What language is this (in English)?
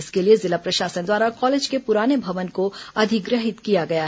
Hindi